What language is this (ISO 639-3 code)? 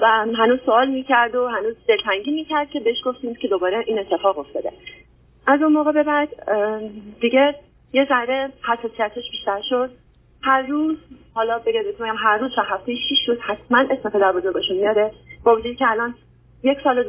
fas